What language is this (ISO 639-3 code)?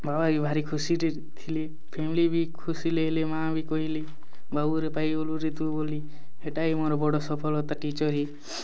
ori